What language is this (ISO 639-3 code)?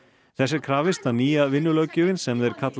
isl